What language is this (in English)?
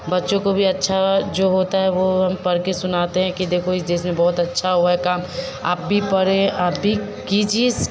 Hindi